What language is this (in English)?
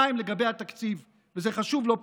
Hebrew